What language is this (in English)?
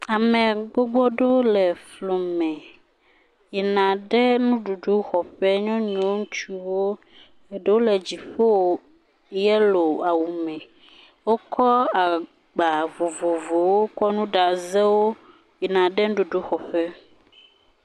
Ewe